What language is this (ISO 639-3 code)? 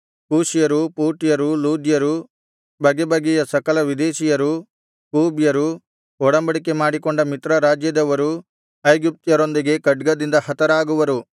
kan